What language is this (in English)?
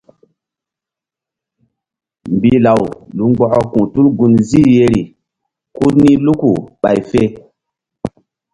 Mbum